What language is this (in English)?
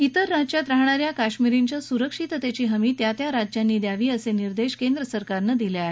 Marathi